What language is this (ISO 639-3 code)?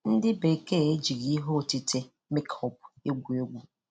ibo